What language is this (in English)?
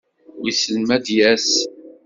Kabyle